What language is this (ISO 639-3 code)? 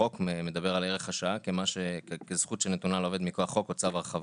heb